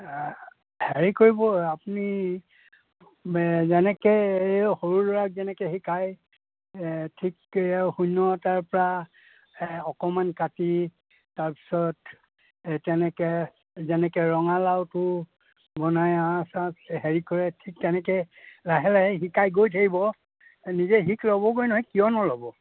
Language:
Assamese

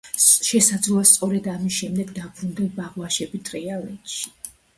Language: Georgian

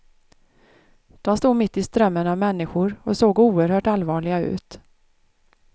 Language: Swedish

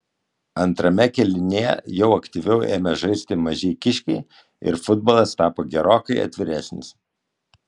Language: Lithuanian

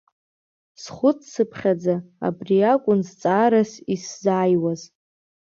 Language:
Abkhazian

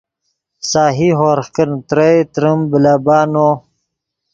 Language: Yidgha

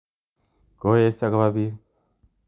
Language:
Kalenjin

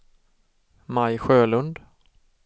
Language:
Swedish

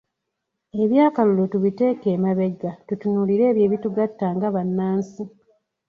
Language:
Ganda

